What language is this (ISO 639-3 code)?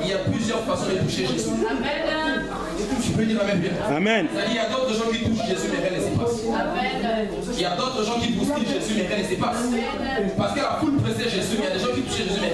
fra